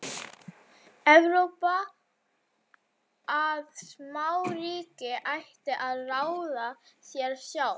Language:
Icelandic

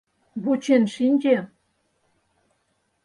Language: Mari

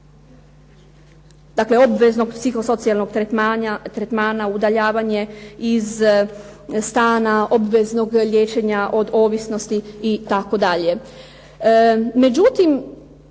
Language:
Croatian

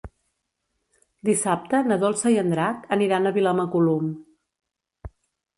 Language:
Catalan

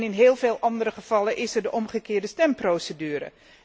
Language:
Dutch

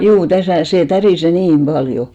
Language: Finnish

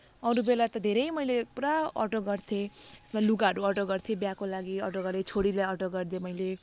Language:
Nepali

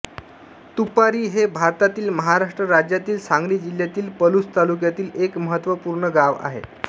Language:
Marathi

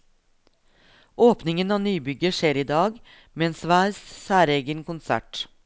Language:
Norwegian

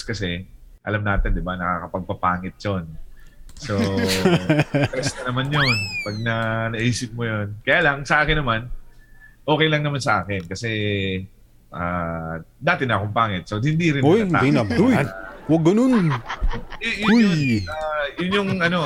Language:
Filipino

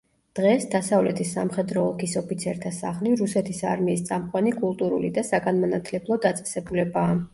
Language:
Georgian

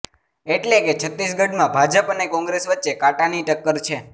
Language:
Gujarati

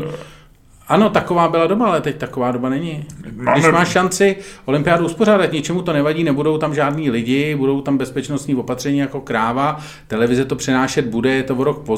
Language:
Czech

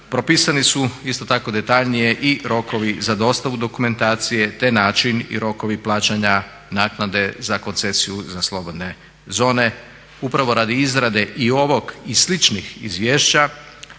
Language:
Croatian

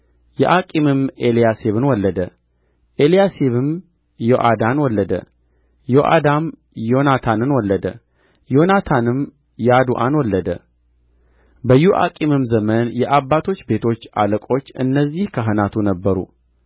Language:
Amharic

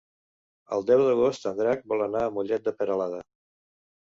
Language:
Catalan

